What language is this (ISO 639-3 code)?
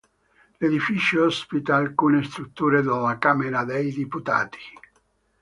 ita